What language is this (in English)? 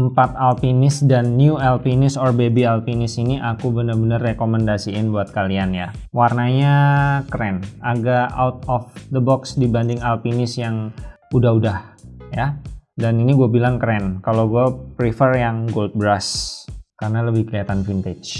Indonesian